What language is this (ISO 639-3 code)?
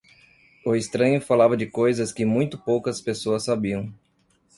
por